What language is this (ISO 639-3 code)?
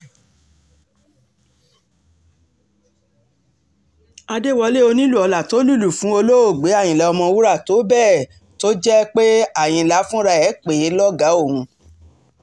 yor